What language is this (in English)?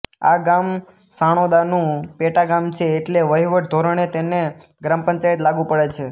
Gujarati